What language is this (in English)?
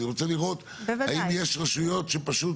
Hebrew